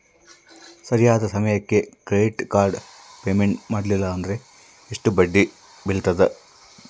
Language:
Kannada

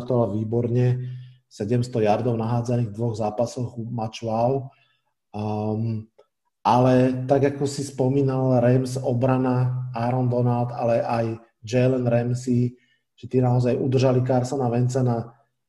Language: Slovak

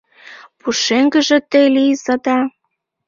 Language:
Mari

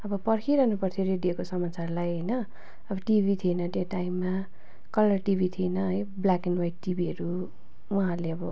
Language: Nepali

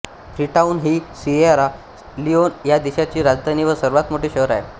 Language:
Marathi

